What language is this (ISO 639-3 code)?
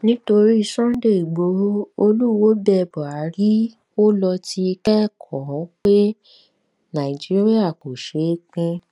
yor